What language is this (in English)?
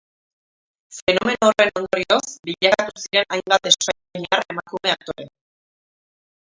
Basque